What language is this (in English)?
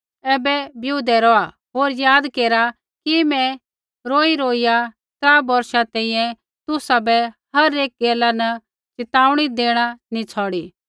Kullu Pahari